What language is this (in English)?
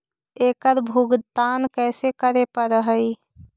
Magahi